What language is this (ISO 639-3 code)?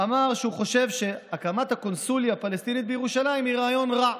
heb